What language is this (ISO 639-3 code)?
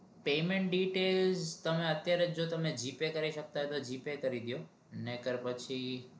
guj